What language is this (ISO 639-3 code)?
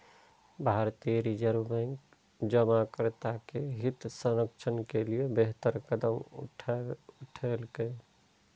mai